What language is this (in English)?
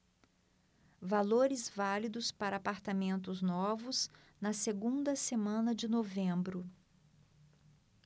Portuguese